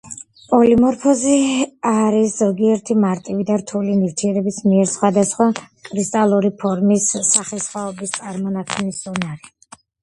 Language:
Georgian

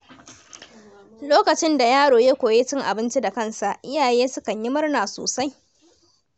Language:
Hausa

